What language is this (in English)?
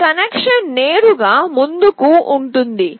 Telugu